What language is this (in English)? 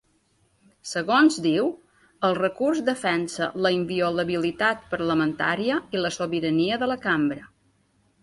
Catalan